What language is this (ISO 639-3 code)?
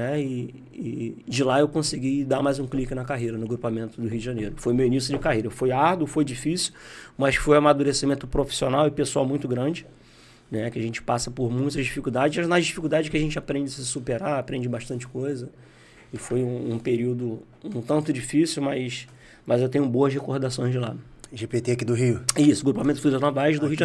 por